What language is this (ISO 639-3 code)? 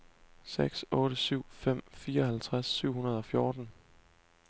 dan